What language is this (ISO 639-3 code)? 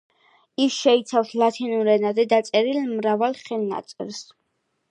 kat